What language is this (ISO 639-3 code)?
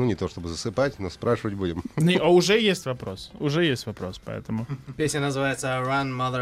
rus